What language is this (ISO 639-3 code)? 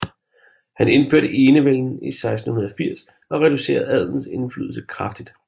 dan